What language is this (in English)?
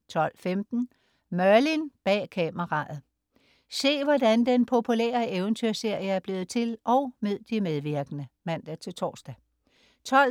Danish